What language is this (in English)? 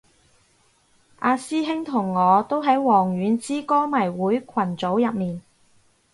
Cantonese